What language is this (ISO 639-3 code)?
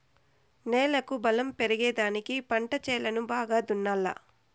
tel